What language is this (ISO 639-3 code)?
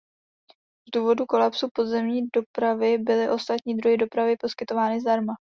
ces